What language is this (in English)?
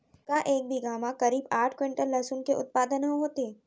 Chhattisgarhi